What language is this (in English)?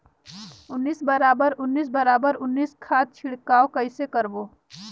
Chhattisgarhi